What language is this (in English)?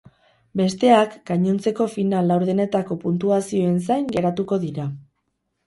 Basque